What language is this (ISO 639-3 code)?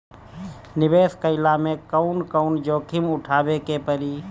bho